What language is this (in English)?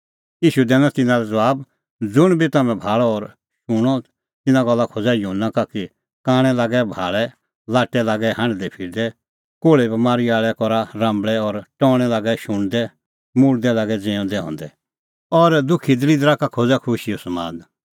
Kullu Pahari